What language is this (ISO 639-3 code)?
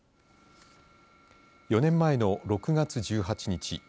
jpn